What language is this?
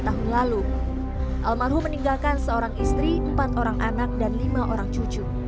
Indonesian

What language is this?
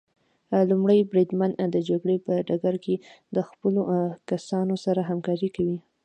Pashto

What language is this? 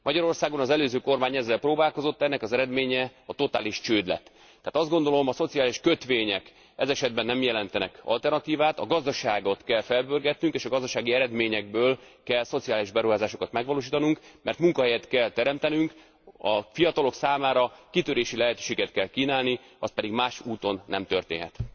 Hungarian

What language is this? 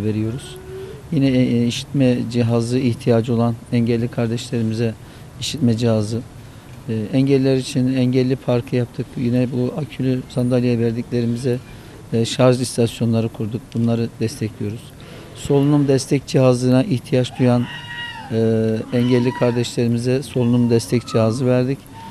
Turkish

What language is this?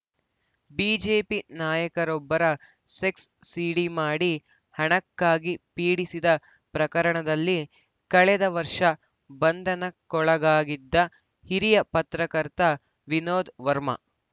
Kannada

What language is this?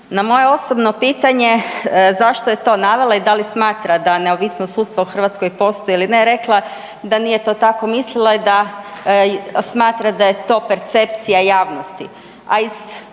Croatian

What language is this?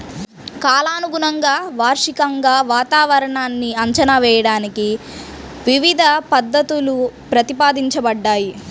Telugu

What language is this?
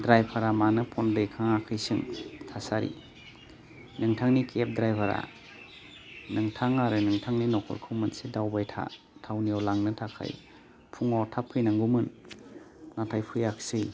Bodo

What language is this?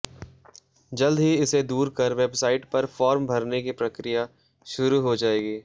Hindi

